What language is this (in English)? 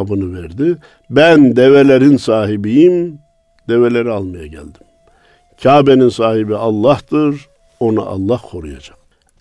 Turkish